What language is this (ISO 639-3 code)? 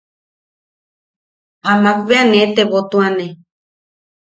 yaq